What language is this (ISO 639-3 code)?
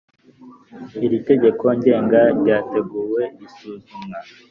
kin